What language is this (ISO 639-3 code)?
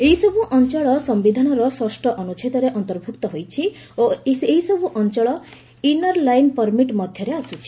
ori